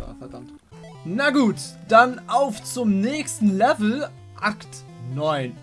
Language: German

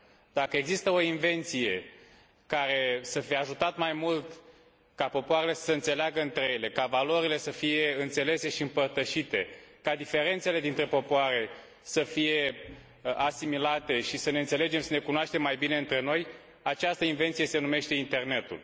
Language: Romanian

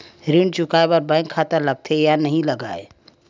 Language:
Chhattisgarhi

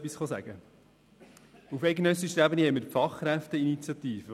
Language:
Swiss German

